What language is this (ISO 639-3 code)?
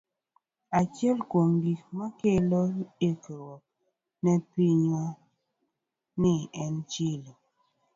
luo